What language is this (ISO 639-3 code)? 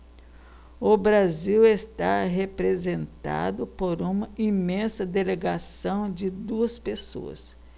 por